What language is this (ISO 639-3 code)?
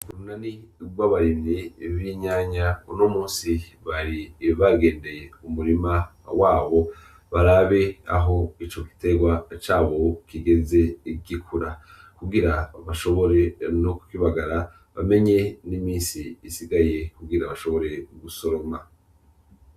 run